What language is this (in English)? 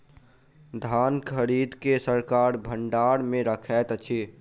Maithili